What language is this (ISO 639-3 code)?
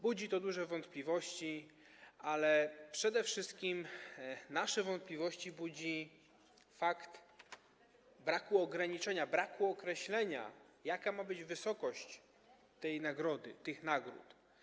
pol